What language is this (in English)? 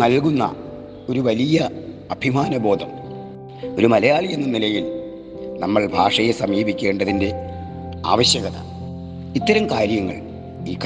Malayalam